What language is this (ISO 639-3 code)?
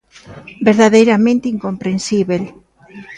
glg